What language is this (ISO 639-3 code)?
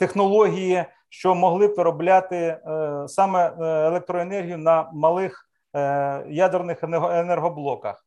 ukr